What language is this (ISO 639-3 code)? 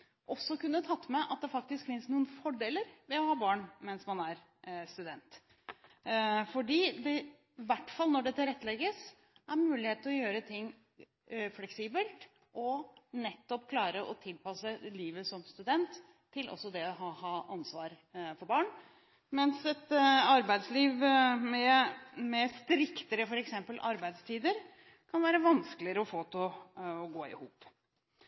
nob